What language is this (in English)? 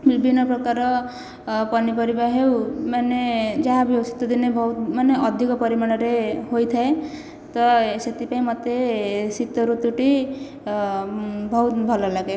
Odia